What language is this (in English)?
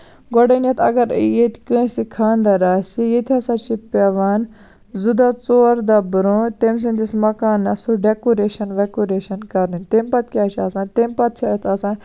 Kashmiri